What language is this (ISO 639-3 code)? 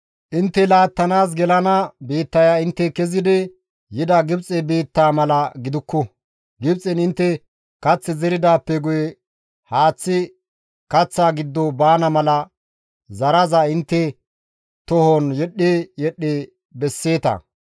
gmv